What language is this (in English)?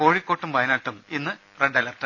Malayalam